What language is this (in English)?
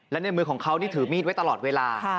Thai